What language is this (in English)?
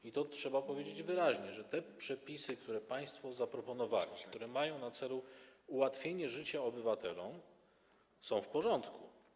Polish